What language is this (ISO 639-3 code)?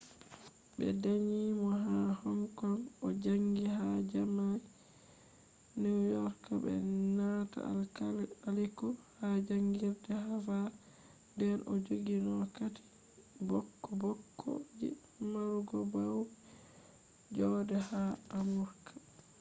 ful